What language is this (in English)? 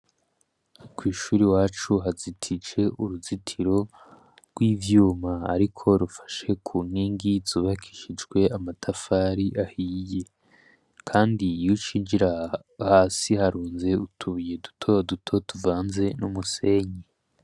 Rundi